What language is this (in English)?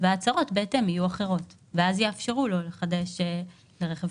Hebrew